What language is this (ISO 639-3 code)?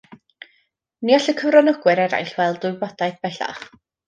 cym